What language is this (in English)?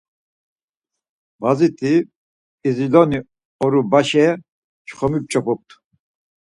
Laz